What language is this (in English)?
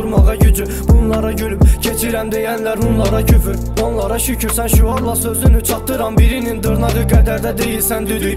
Turkish